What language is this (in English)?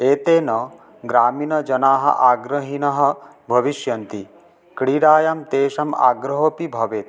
Sanskrit